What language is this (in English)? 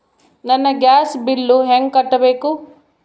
Kannada